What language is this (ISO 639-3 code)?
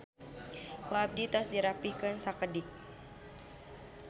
sun